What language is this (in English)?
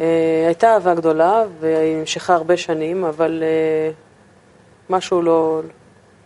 Hebrew